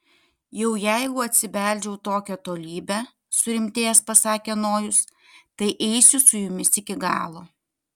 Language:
Lithuanian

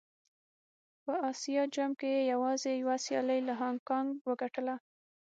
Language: Pashto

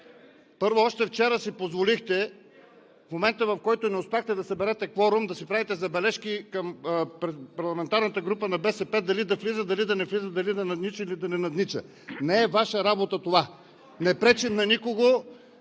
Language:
Bulgarian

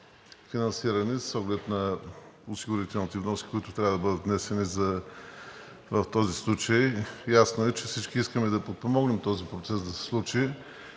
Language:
Bulgarian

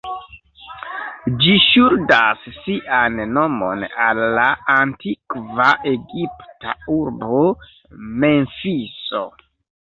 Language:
Esperanto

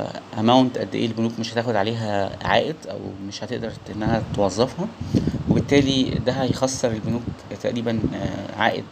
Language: Arabic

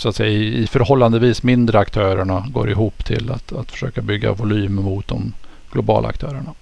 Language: Swedish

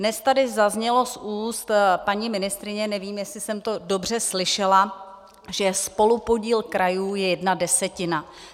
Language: Czech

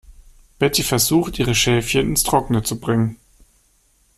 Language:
German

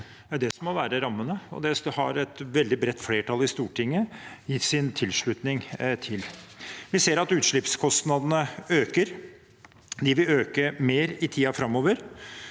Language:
Norwegian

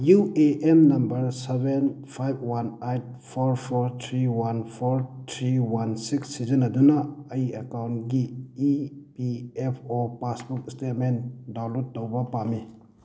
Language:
Manipuri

